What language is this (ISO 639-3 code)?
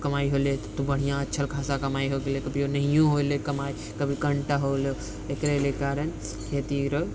mai